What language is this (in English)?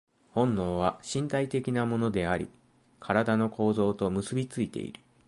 Japanese